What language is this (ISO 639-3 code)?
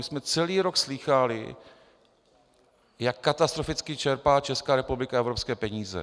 ces